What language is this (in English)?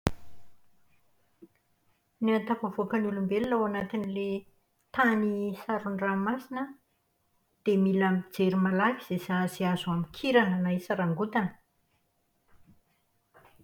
Malagasy